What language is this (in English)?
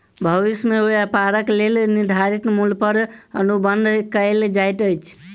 Maithili